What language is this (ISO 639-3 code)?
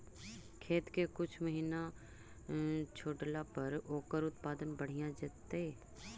mag